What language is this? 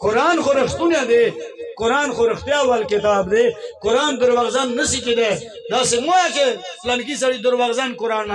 Arabic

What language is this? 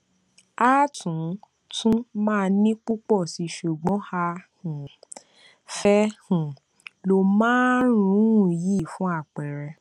Yoruba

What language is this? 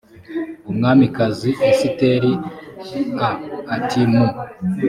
Kinyarwanda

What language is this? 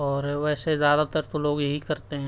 Urdu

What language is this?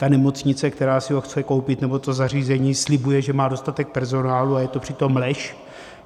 Czech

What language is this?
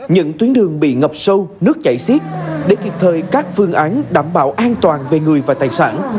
Vietnamese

